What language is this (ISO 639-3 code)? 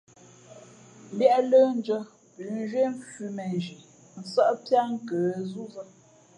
fmp